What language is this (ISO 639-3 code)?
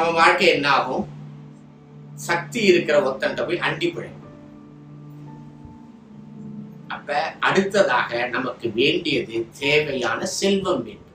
tam